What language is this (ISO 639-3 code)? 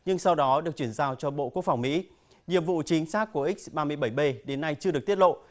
vie